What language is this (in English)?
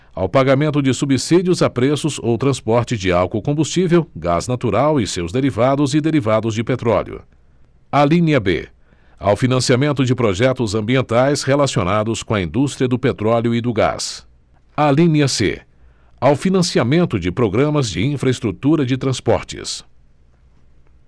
Portuguese